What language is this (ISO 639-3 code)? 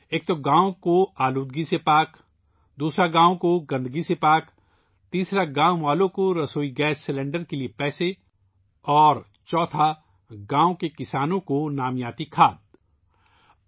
urd